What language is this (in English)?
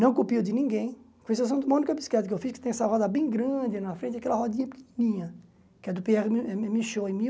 Portuguese